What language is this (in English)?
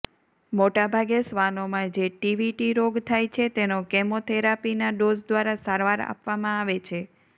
Gujarati